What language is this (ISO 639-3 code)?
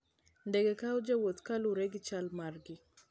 luo